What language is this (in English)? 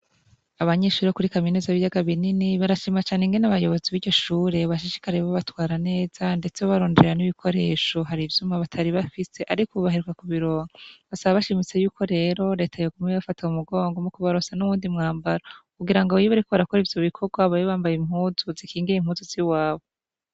Rundi